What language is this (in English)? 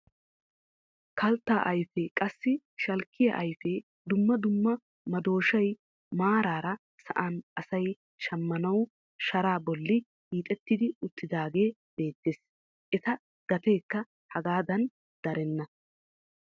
Wolaytta